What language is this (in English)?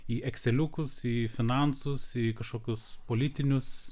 Lithuanian